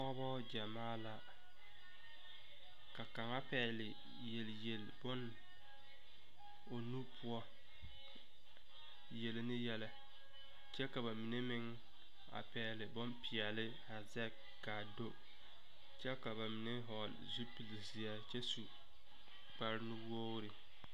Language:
Southern Dagaare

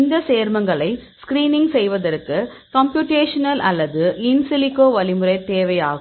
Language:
Tamil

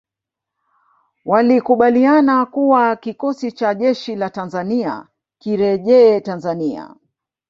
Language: Swahili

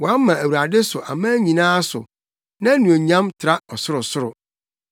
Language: Akan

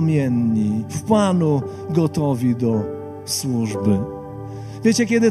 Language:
Polish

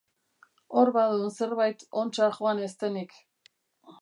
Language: Basque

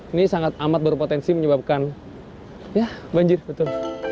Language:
Indonesian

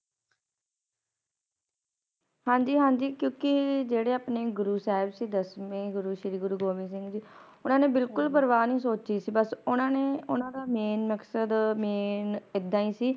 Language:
Punjabi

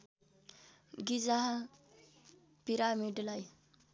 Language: Nepali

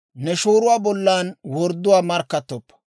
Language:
Dawro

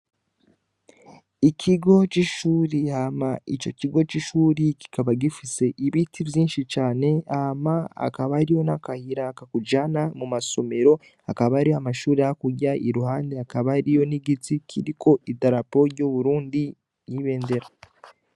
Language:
Rundi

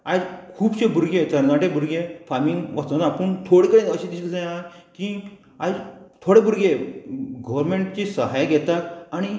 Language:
Konkani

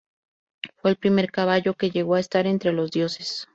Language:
Spanish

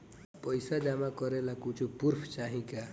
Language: Bhojpuri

